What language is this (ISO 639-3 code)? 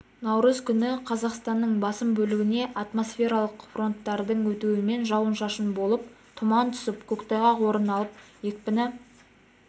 kaz